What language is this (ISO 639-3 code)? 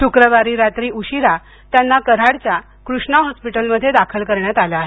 mar